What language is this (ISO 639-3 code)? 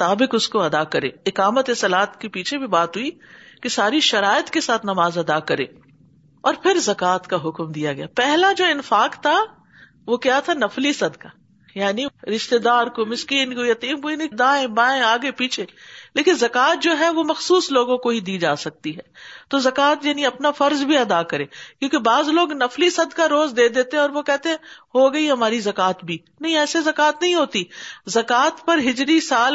urd